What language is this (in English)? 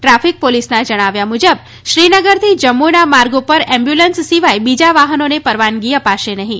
Gujarati